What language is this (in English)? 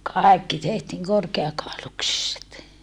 Finnish